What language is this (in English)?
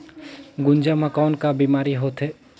Chhattisgarhi